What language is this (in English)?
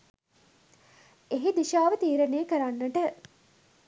Sinhala